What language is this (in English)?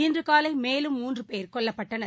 Tamil